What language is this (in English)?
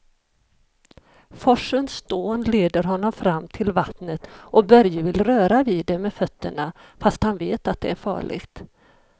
Swedish